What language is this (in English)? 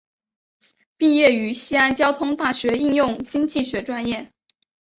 Chinese